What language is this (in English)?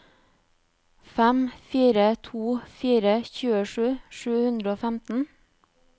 Norwegian